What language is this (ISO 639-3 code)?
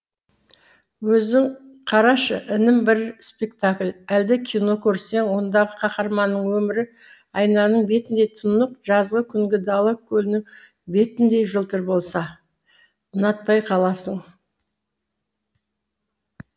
kaz